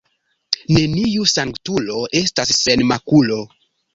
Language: Esperanto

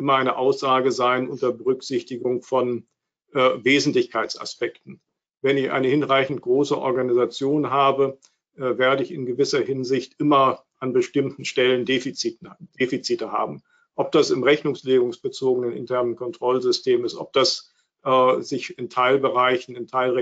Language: German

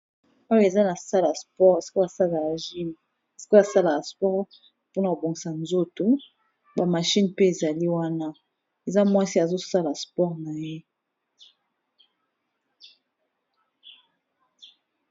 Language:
Lingala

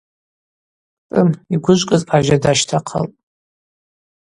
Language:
Abaza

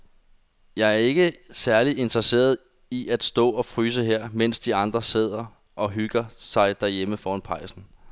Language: Danish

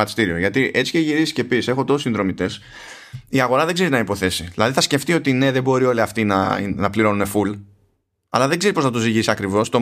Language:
Greek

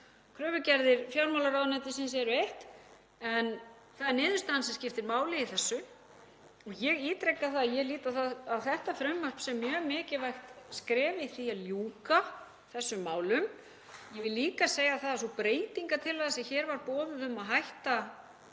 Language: Icelandic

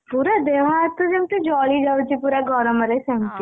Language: Odia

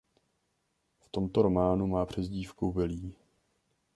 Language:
Czech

